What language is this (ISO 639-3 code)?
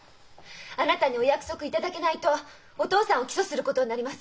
jpn